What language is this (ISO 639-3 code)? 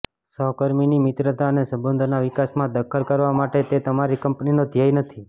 guj